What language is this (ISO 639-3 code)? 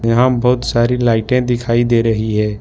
hin